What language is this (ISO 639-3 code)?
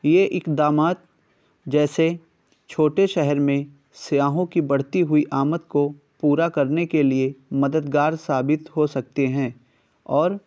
urd